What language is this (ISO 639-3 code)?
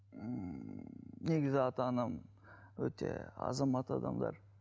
kaz